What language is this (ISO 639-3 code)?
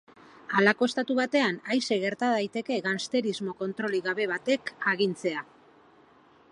eus